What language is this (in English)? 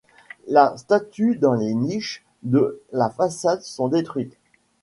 French